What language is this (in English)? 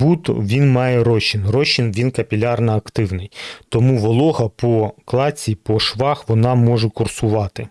Ukrainian